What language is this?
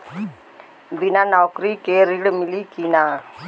Bhojpuri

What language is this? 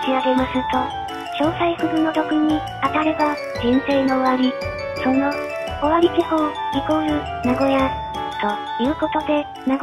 Japanese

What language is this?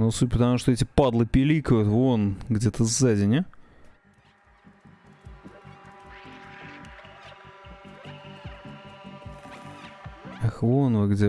Russian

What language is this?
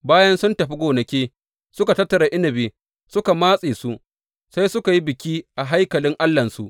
Hausa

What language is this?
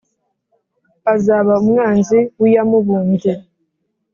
Kinyarwanda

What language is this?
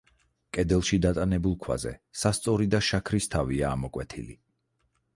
Georgian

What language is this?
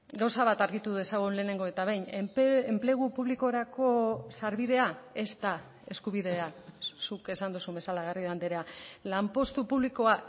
Basque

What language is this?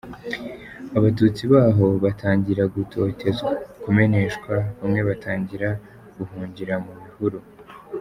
Kinyarwanda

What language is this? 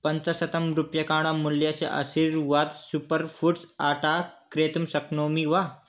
Sanskrit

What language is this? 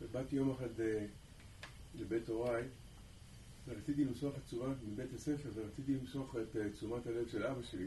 Hebrew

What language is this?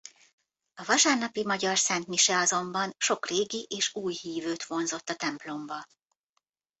Hungarian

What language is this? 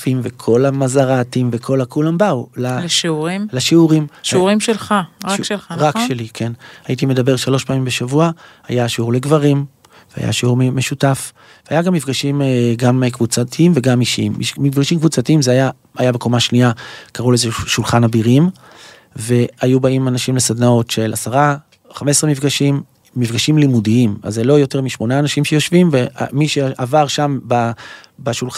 Hebrew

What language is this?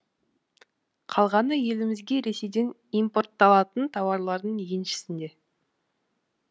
Kazakh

